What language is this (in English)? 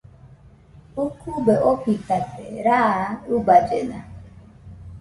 Nüpode Huitoto